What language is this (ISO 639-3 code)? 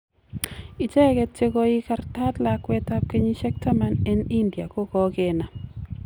kln